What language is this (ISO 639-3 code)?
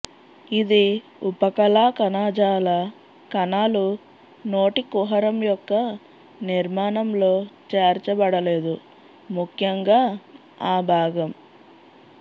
tel